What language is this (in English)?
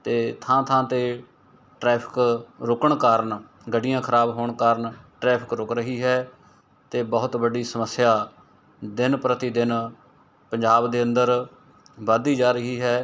Punjabi